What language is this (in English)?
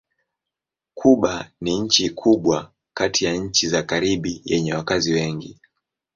Swahili